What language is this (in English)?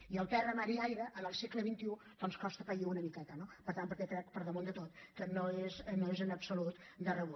Catalan